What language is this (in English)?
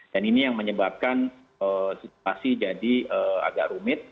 Indonesian